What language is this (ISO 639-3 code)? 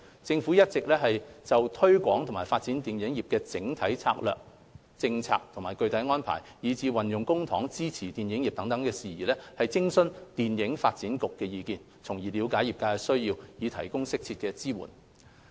yue